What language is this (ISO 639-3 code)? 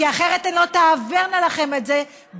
heb